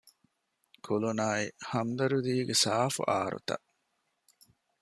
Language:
Divehi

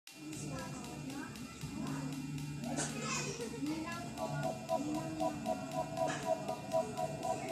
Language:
Polish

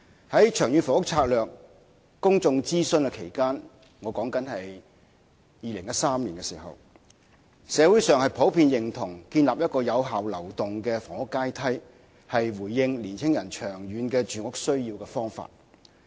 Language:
Cantonese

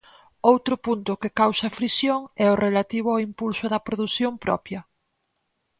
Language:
Galician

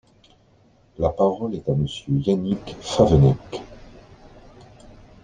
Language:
French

